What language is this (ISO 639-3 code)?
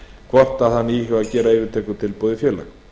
isl